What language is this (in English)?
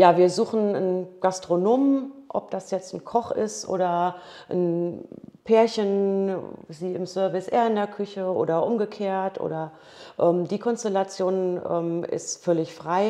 German